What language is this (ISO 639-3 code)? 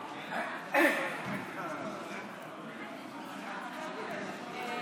heb